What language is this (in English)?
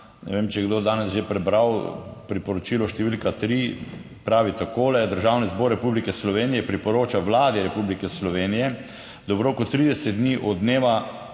Slovenian